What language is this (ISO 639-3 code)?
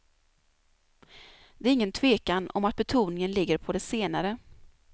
swe